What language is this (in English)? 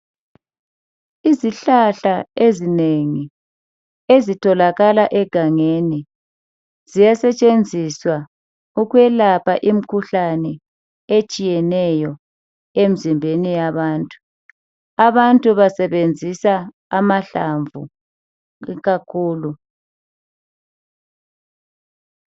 North Ndebele